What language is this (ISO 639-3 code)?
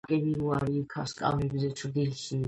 kat